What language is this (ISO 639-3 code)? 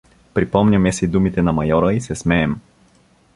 bul